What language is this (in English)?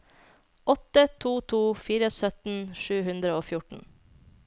Norwegian